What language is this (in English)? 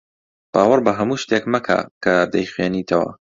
Central Kurdish